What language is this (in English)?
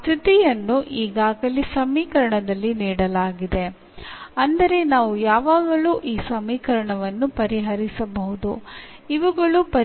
Malayalam